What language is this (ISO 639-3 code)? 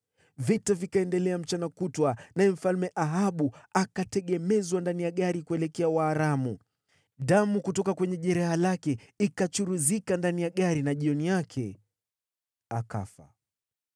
swa